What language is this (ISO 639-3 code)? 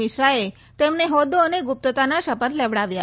guj